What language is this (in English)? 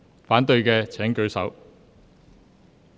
Cantonese